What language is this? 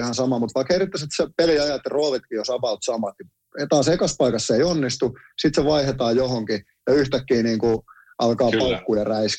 Finnish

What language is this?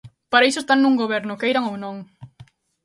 Galician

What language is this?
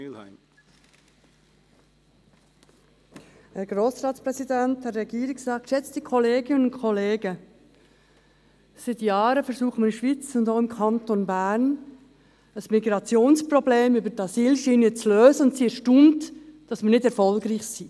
Swiss German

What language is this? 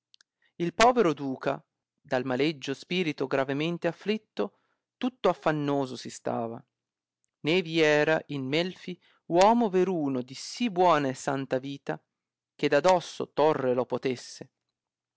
Italian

